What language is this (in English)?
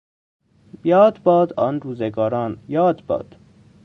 Persian